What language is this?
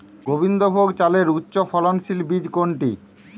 Bangla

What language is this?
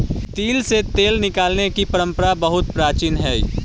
Magahi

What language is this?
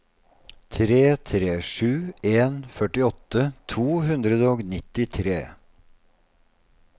Norwegian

